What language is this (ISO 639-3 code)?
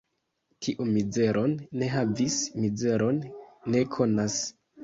epo